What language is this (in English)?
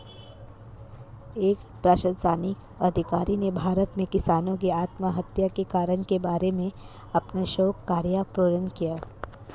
Hindi